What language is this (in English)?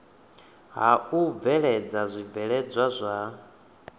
Venda